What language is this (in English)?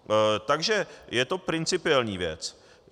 Czech